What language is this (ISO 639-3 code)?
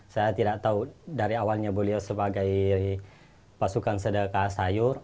ind